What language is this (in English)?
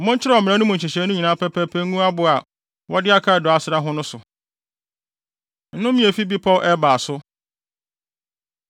Akan